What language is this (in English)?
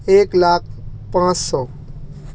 Urdu